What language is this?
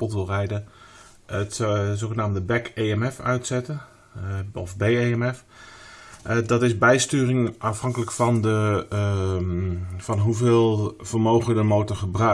Dutch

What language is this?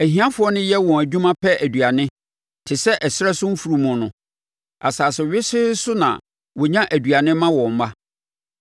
Akan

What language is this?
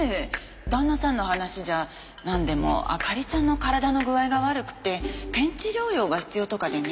Japanese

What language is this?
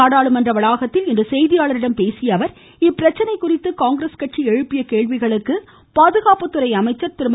Tamil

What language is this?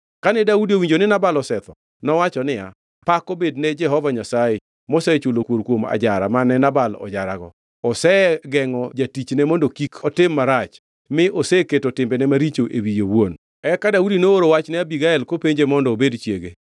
Luo (Kenya and Tanzania)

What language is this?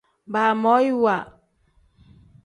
Tem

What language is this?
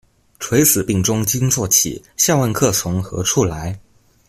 Chinese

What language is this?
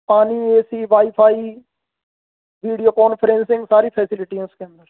Hindi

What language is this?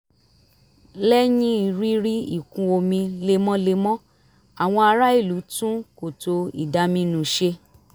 Yoruba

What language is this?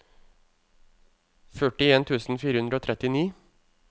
Norwegian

